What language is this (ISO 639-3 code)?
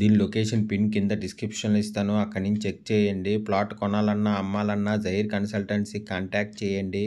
tel